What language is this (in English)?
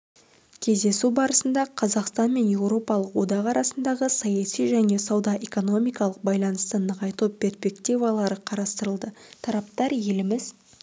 Kazakh